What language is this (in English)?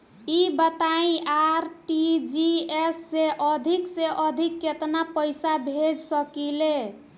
Bhojpuri